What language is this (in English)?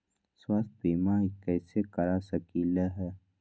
Magahi